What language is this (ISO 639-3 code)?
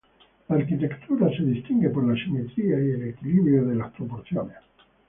spa